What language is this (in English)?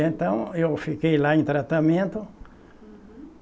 Portuguese